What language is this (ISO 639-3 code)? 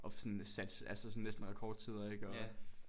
dan